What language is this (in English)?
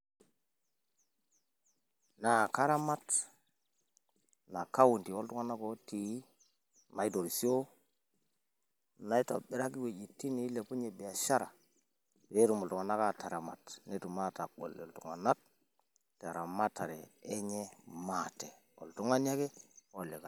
Masai